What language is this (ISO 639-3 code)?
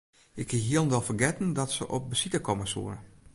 fry